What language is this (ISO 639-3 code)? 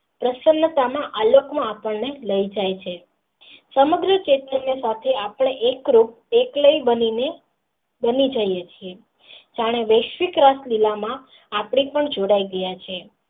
guj